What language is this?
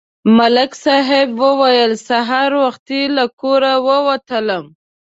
Pashto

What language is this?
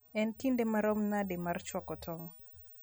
Luo (Kenya and Tanzania)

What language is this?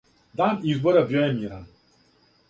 Serbian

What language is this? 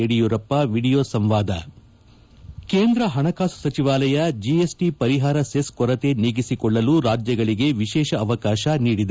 Kannada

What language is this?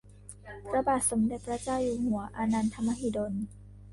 Thai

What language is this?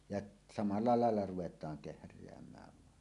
Finnish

